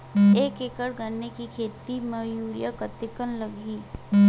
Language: Chhattisgarhi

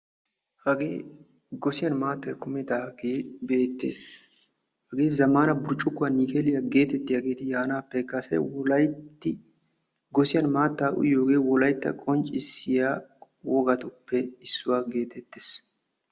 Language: Wolaytta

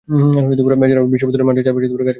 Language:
Bangla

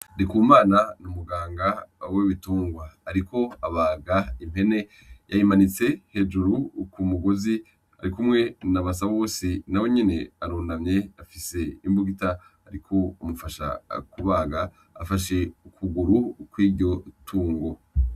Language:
Rundi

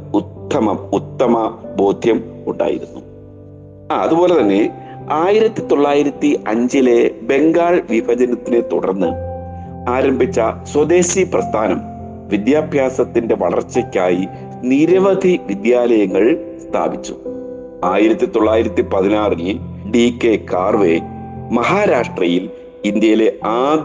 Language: Malayalam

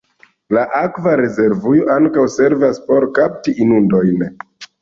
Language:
Esperanto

